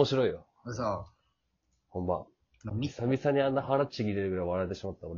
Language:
Japanese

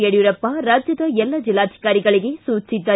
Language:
Kannada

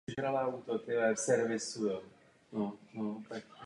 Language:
Czech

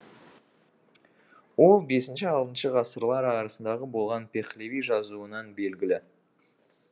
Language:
Kazakh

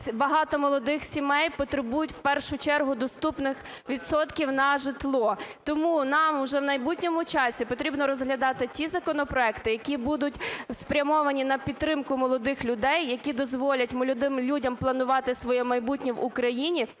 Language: Ukrainian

